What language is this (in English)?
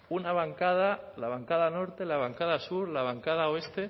Spanish